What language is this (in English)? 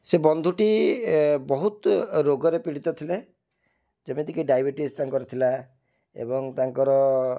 Odia